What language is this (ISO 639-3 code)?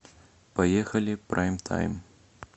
rus